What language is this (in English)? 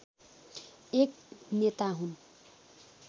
Nepali